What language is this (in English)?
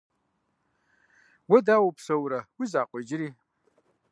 Kabardian